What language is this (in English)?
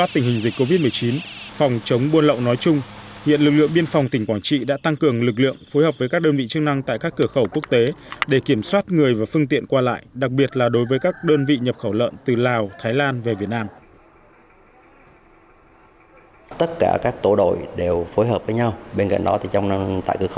Vietnamese